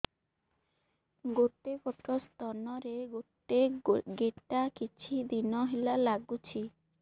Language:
Odia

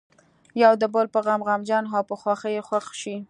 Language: Pashto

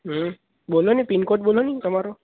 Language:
Gujarati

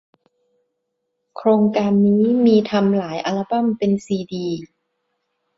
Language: Thai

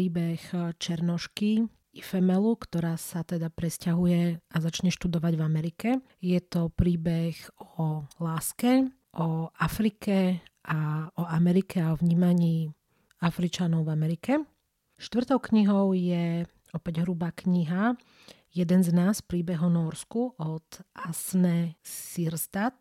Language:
Slovak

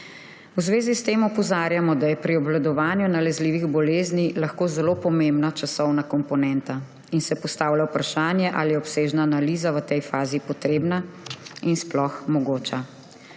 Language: Slovenian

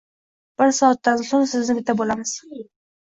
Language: Uzbek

